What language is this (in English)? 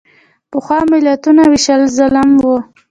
Pashto